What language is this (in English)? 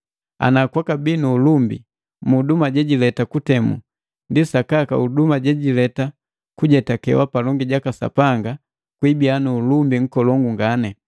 Matengo